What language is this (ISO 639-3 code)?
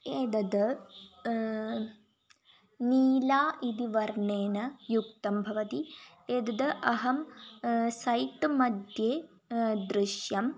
san